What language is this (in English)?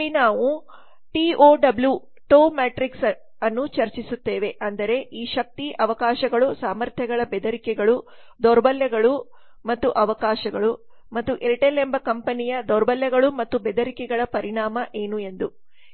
Kannada